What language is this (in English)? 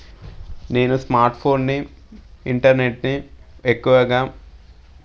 Telugu